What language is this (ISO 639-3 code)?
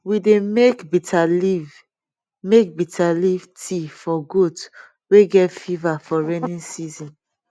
pcm